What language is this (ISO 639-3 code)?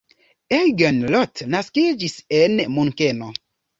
epo